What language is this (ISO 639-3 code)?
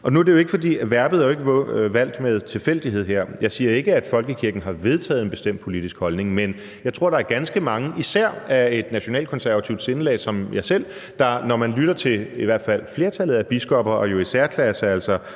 dan